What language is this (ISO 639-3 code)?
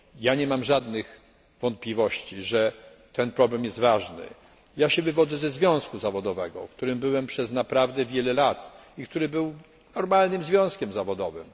pol